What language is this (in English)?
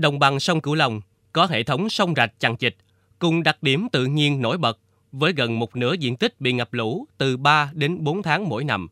Vietnamese